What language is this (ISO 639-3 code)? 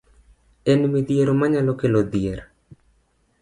luo